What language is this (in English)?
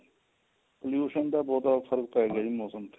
Punjabi